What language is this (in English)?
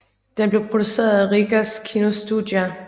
Danish